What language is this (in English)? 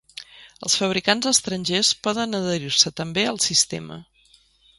Catalan